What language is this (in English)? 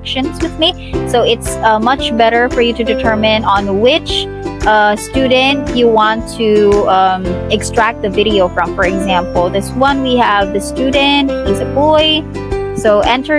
English